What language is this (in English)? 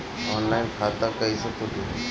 Bhojpuri